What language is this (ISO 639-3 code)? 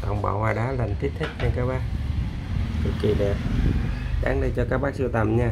vie